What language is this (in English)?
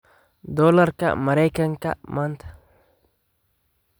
Somali